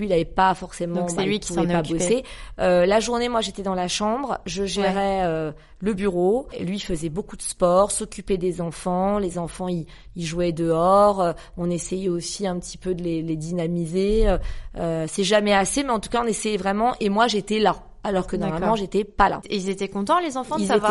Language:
French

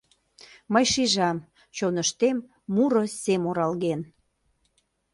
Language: Mari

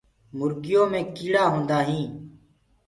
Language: Gurgula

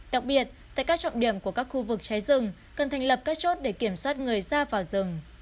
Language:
Vietnamese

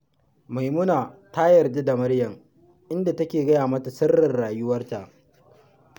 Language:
Hausa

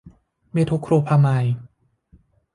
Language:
Thai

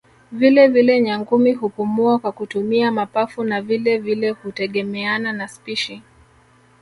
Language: Swahili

